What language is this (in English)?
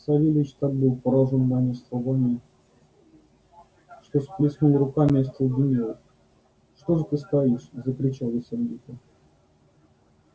Russian